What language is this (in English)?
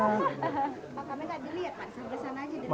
Indonesian